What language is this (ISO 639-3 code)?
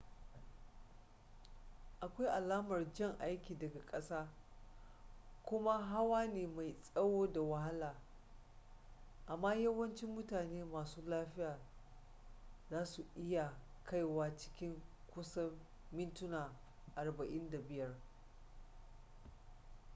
hau